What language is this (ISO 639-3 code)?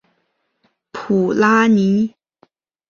zho